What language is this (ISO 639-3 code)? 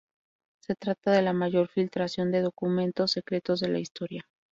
spa